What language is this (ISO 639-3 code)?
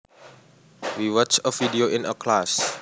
jav